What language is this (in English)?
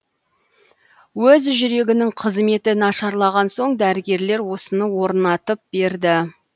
Kazakh